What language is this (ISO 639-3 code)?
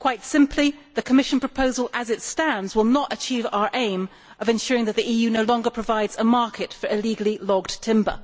eng